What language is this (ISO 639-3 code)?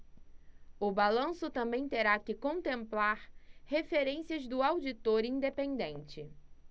por